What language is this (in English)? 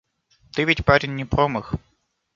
Russian